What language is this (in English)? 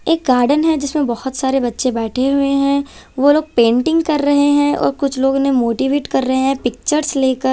Hindi